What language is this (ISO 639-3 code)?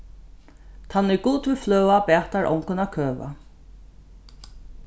fao